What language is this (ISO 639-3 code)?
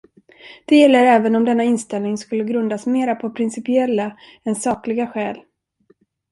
swe